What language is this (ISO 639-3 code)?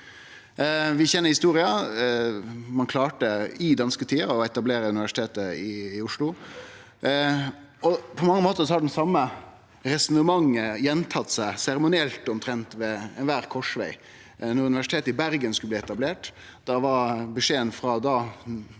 nor